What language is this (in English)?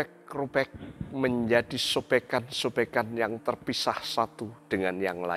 Indonesian